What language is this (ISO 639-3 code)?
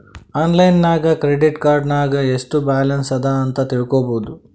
kan